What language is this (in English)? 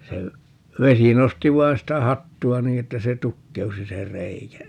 Finnish